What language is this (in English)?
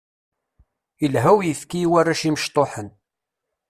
Kabyle